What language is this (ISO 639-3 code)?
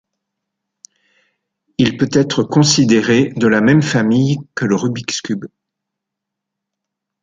fra